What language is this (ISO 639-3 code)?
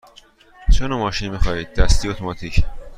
fas